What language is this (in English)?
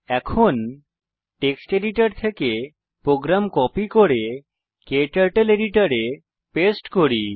Bangla